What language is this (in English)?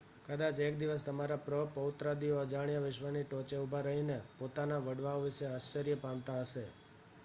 Gujarati